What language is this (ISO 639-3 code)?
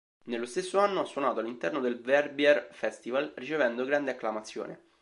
ita